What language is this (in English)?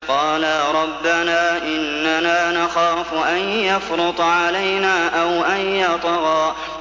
Arabic